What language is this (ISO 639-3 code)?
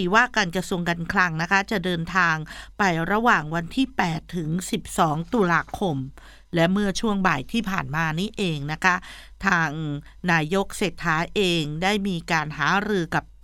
tha